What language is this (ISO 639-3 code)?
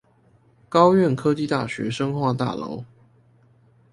zho